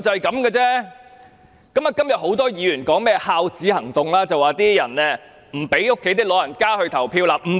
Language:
Cantonese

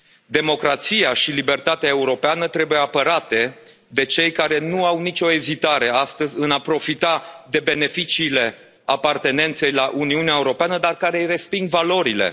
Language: Romanian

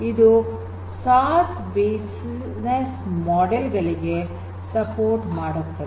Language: Kannada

